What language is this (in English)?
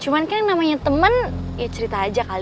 Indonesian